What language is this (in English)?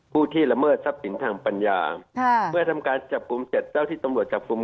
Thai